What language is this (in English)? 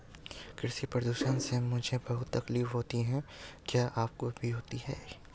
Hindi